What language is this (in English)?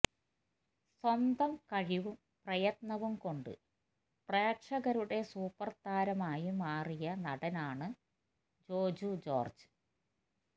Malayalam